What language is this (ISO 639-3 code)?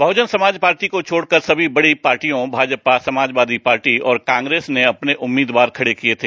hin